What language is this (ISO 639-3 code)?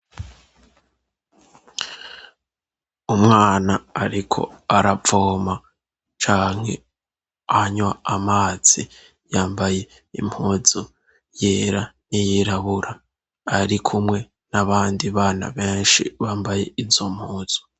run